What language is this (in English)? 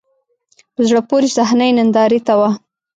Pashto